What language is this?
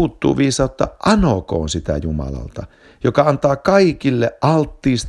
Finnish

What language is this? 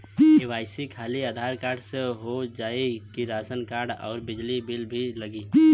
Bhojpuri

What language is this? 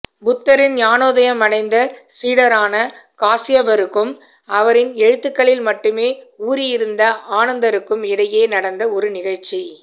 Tamil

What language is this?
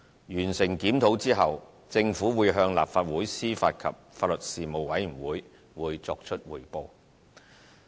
Cantonese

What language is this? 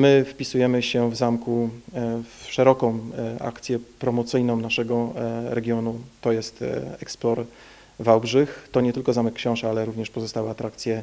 Polish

